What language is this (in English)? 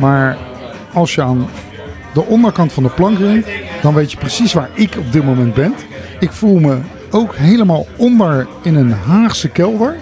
Dutch